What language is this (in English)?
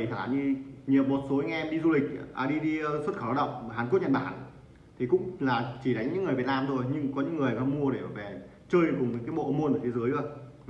Vietnamese